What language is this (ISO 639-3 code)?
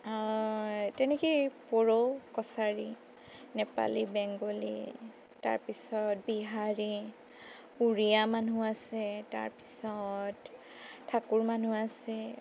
asm